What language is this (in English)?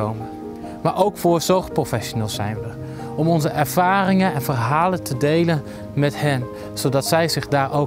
Dutch